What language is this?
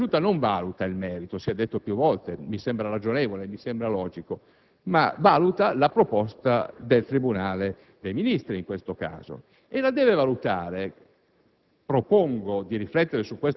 Italian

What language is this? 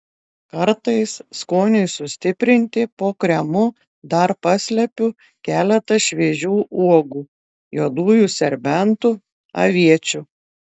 Lithuanian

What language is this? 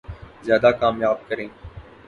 Urdu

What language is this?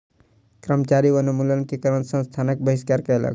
Maithili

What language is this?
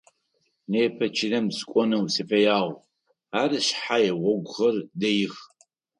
Adyghe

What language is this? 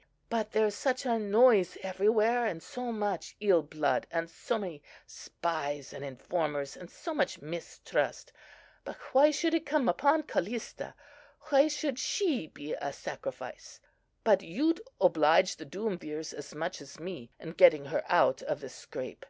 English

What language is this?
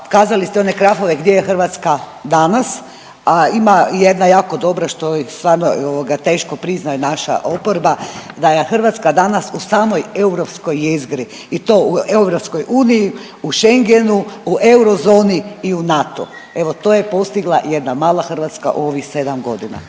Croatian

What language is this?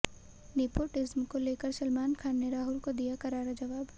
Hindi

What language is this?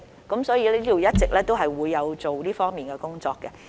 Cantonese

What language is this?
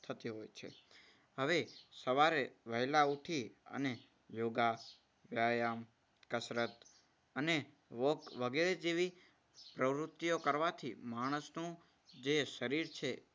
Gujarati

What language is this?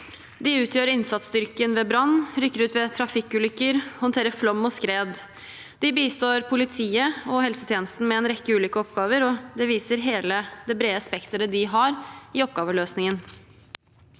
Norwegian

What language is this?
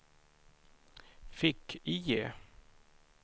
Swedish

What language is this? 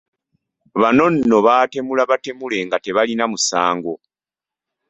Ganda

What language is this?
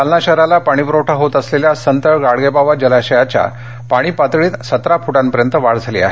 Marathi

